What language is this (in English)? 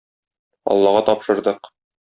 Tatar